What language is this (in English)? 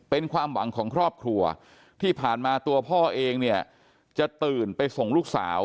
Thai